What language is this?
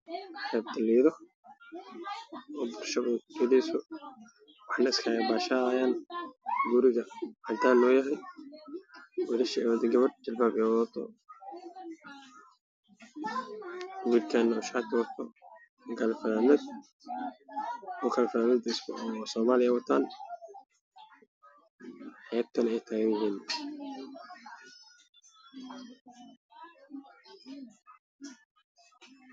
Somali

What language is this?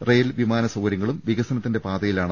Malayalam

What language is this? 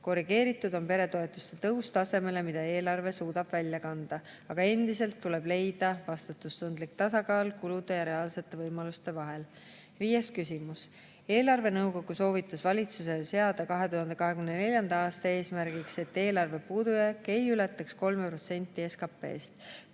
Estonian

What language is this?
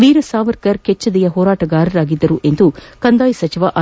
Kannada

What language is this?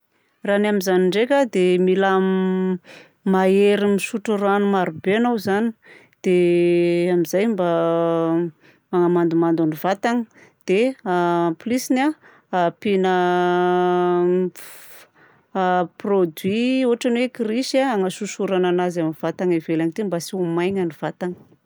Southern Betsimisaraka Malagasy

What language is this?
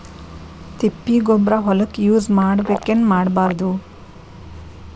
Kannada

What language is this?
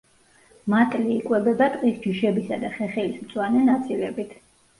Georgian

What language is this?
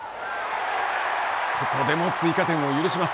Japanese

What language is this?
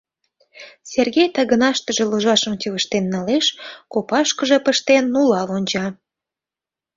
Mari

